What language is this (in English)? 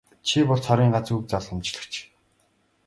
Mongolian